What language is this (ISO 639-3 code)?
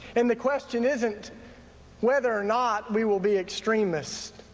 eng